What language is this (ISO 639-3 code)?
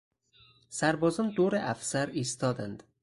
fas